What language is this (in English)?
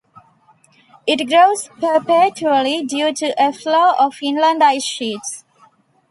English